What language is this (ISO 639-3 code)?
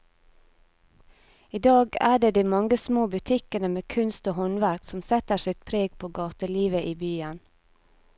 nor